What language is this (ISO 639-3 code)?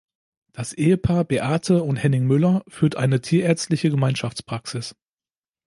deu